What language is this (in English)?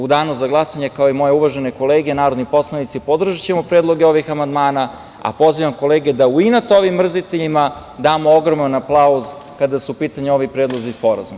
Serbian